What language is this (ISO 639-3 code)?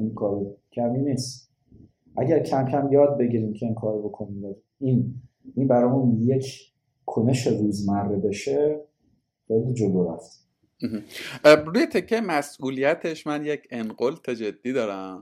fas